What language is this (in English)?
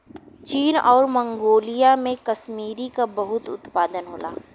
Bhojpuri